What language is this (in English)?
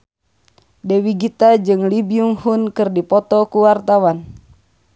Sundanese